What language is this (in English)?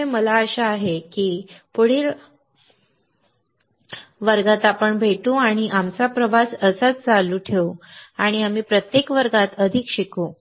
Marathi